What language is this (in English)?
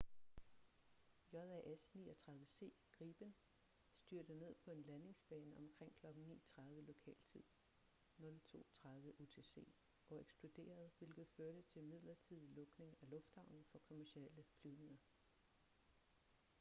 Danish